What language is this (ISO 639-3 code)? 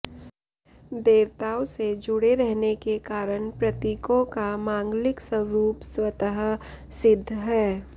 san